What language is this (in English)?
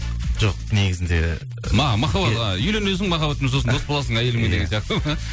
Kazakh